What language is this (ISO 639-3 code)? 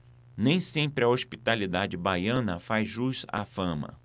por